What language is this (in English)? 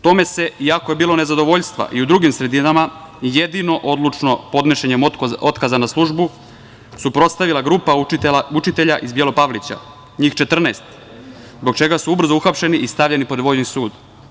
Serbian